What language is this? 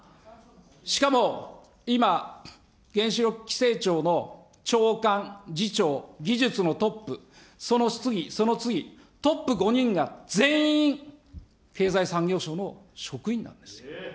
Japanese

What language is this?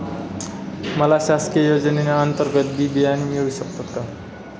Marathi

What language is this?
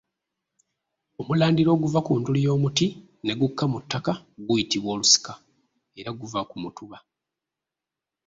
Ganda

